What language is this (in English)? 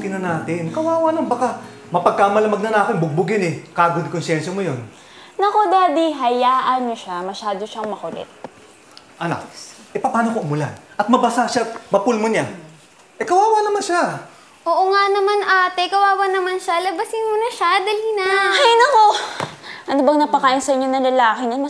Filipino